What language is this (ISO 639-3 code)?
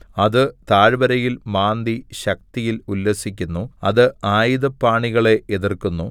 mal